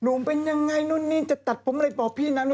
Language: Thai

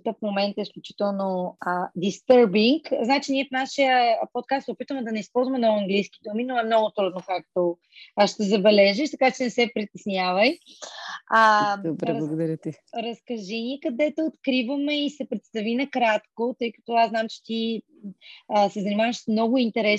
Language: Bulgarian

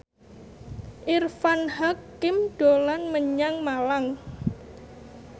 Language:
Javanese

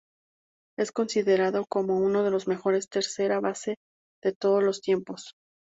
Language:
Spanish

